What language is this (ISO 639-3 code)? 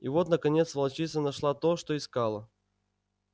rus